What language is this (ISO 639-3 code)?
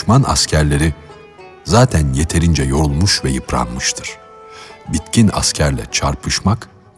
tur